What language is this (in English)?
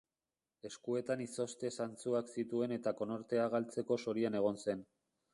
Basque